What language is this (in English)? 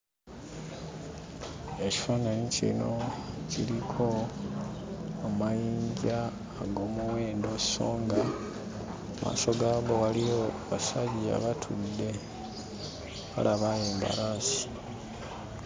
Ganda